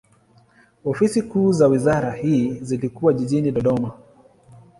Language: Swahili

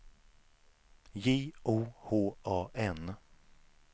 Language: Swedish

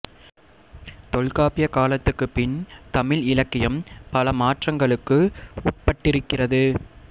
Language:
Tamil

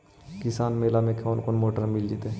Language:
Magahi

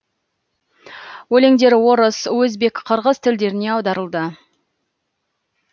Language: Kazakh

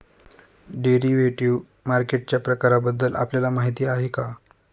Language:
Marathi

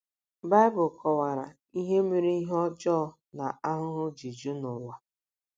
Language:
Igbo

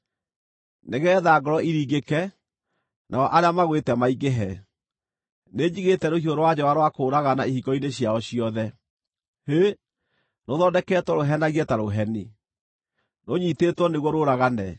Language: Kikuyu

